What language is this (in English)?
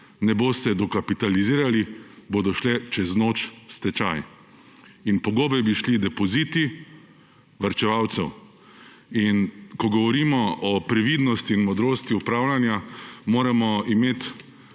Slovenian